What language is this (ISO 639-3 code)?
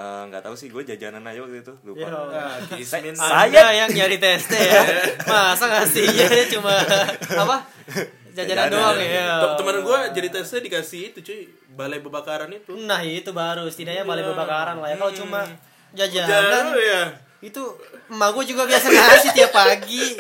ind